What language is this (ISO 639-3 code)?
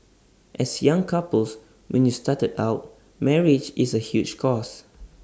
eng